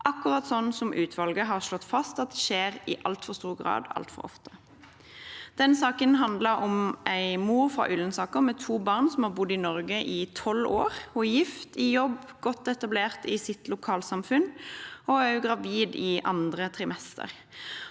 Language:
Norwegian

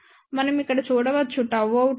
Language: Telugu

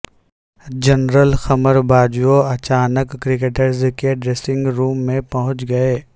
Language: Urdu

